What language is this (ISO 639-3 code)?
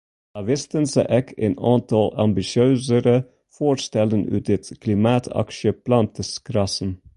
fry